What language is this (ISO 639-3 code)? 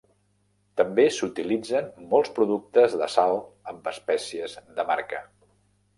cat